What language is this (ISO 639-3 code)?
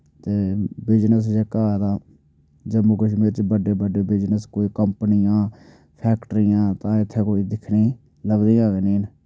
doi